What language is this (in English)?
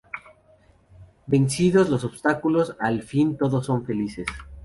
Spanish